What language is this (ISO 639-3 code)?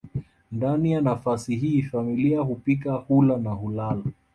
swa